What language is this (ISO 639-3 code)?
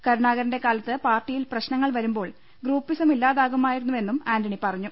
mal